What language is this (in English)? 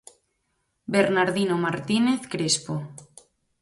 Galician